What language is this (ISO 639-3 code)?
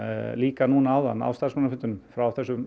isl